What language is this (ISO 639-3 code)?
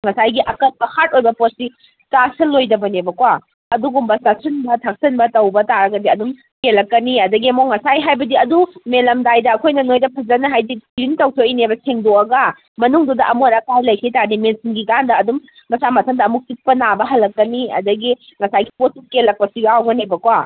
mni